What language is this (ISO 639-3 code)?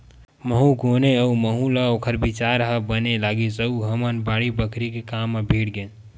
hne